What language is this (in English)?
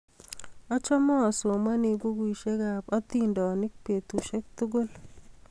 Kalenjin